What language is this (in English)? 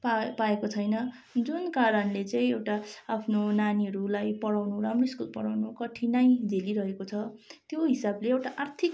Nepali